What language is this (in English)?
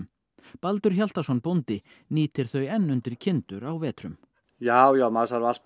Icelandic